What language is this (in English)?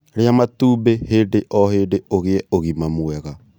Kikuyu